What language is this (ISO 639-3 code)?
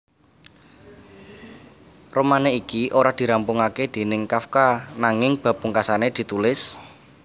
jav